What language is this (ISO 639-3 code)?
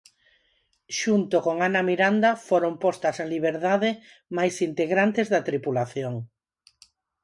glg